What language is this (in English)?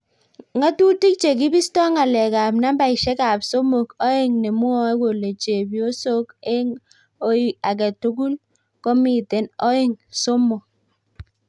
Kalenjin